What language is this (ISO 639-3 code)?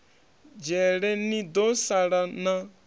ven